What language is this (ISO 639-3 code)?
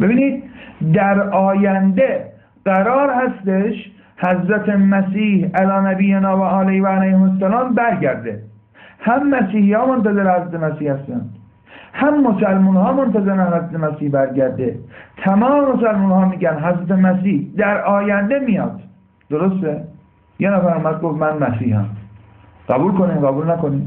fas